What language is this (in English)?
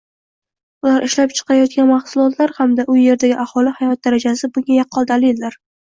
Uzbek